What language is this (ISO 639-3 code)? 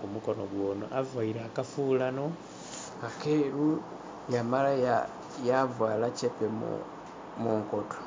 xog